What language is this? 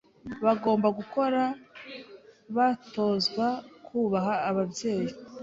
Kinyarwanda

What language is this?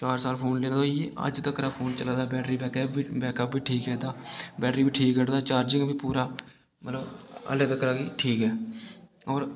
Dogri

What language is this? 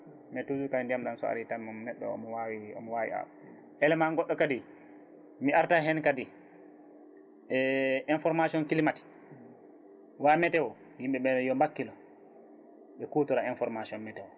Fula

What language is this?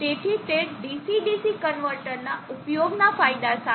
Gujarati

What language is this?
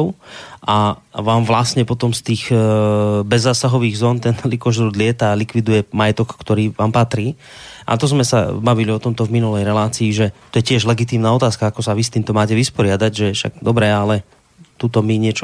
Slovak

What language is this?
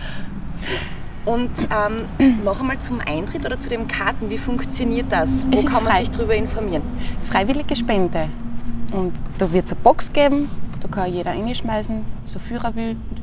German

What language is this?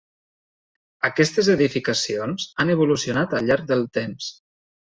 Catalan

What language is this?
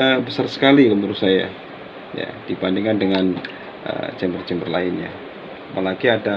Indonesian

